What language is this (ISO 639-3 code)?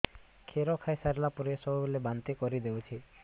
ori